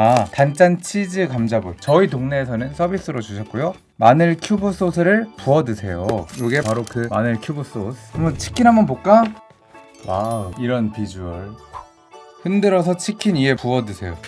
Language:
Korean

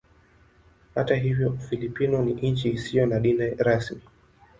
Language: Swahili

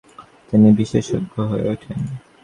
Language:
Bangla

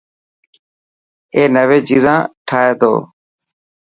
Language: Dhatki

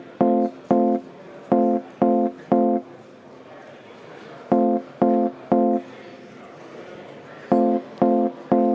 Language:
Estonian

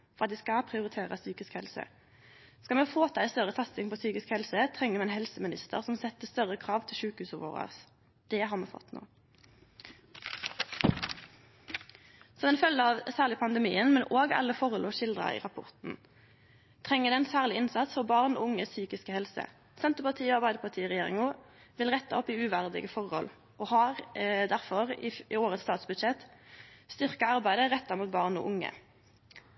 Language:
Norwegian Nynorsk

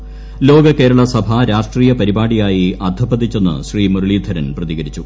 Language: Malayalam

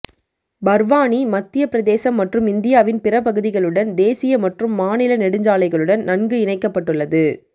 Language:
Tamil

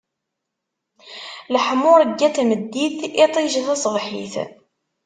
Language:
Kabyle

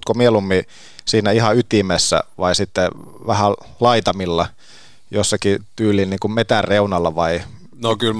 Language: Finnish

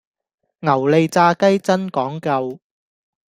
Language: Cantonese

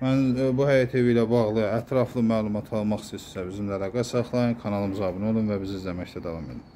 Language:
Turkish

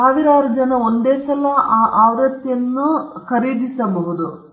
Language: Kannada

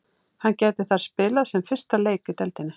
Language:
Icelandic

